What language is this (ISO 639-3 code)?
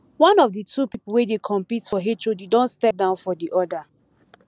pcm